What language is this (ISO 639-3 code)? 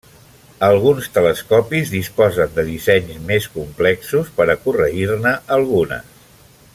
cat